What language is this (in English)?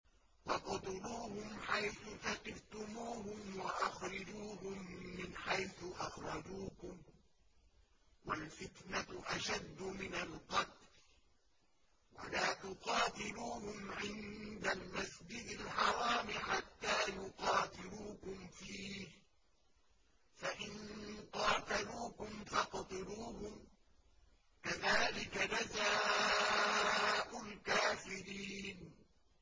Arabic